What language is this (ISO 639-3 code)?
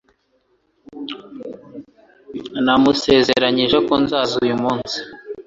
kin